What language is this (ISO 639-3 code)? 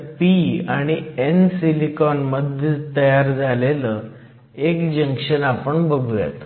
mar